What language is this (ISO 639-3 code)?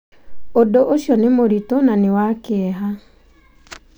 kik